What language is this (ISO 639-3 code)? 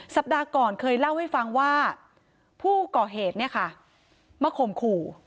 tha